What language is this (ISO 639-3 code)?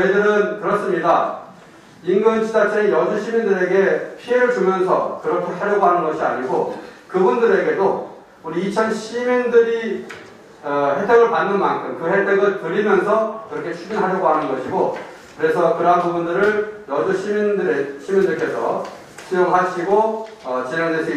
kor